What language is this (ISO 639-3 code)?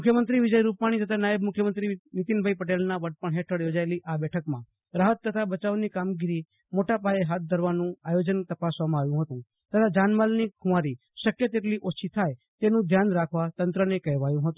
guj